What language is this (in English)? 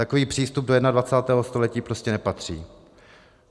Czech